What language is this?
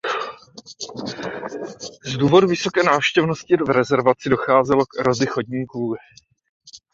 Czech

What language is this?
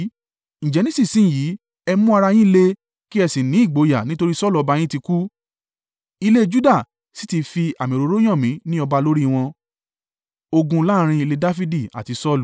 Yoruba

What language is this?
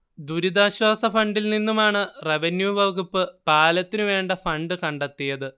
Malayalam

